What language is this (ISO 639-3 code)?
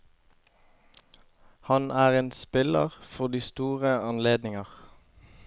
nor